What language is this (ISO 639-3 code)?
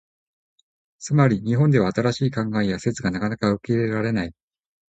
jpn